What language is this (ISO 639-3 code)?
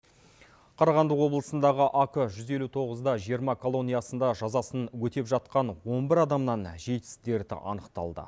kaz